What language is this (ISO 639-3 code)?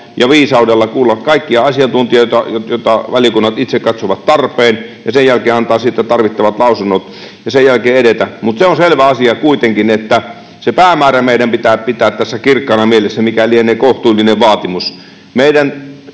fin